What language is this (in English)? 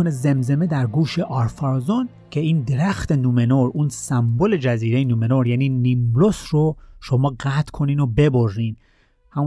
Persian